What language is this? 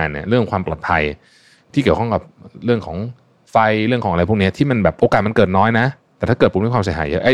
Thai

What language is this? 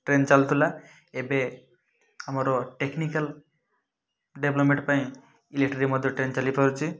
Odia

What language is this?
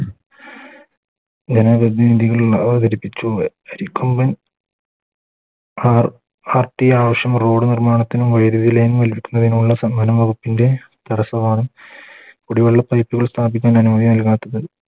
Malayalam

